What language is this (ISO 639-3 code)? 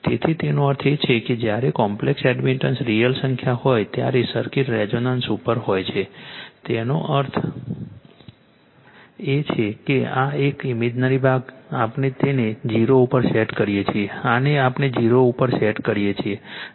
guj